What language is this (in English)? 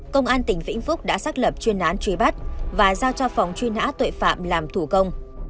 Vietnamese